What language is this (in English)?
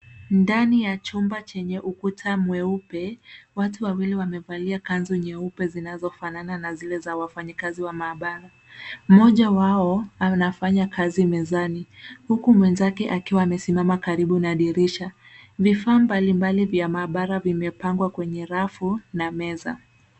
Swahili